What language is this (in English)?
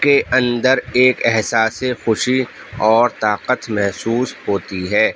Urdu